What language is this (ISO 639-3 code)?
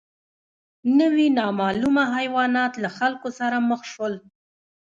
pus